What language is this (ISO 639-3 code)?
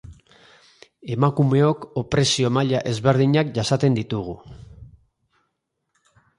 eus